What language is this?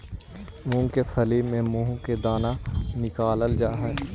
Magahi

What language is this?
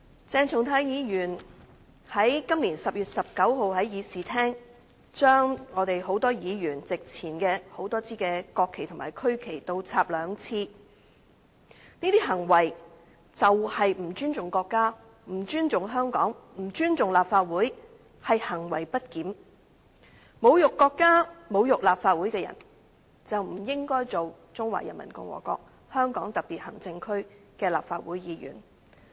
Cantonese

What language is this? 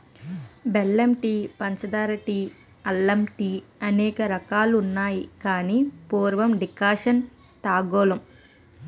Telugu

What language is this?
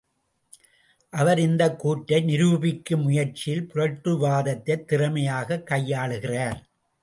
Tamil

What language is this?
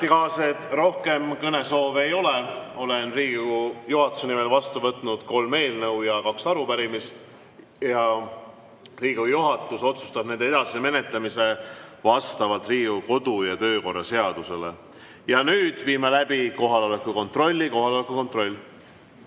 Estonian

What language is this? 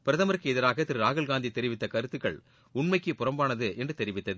Tamil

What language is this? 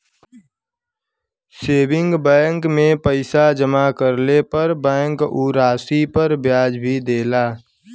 Bhojpuri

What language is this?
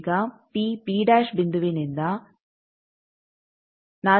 Kannada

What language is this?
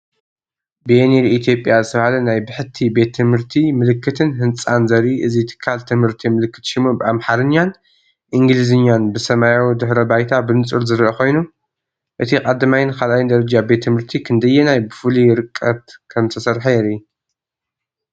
Tigrinya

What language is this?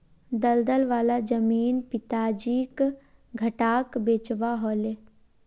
Magahi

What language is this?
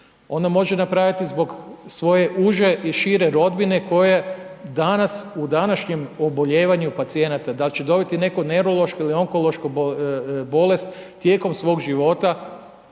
Croatian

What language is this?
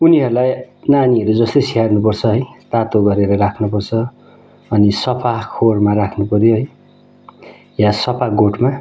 Nepali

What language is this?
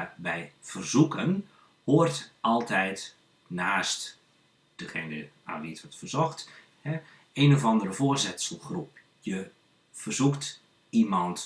Dutch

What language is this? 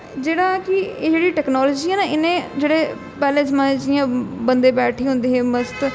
Dogri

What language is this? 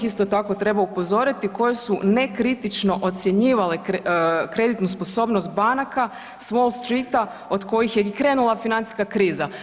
Croatian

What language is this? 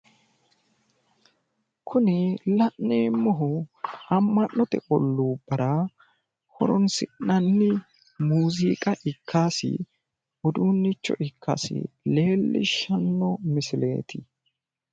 Sidamo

